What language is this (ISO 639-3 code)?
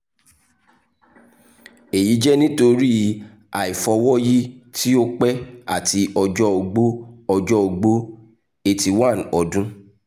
yor